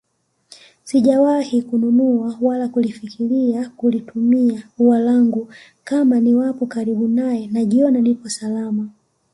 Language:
Swahili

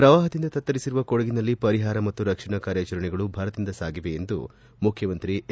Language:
Kannada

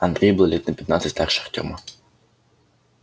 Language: Russian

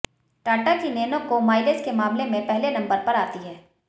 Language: Hindi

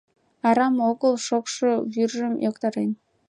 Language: Mari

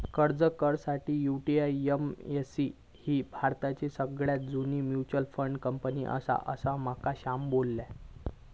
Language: Marathi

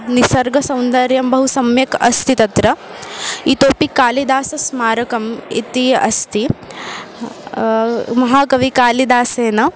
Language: Sanskrit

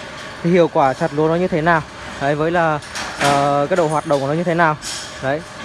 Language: Vietnamese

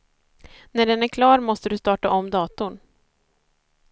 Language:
Swedish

